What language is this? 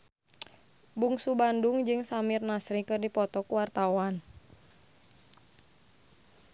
Sundanese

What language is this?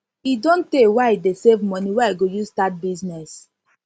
Nigerian Pidgin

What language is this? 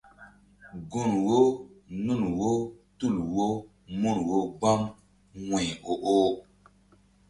Mbum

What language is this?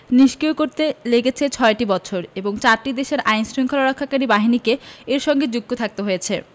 Bangla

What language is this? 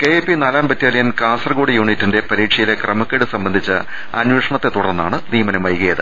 Malayalam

